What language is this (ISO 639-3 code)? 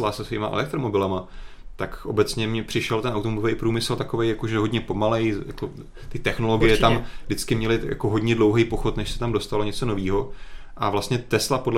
ces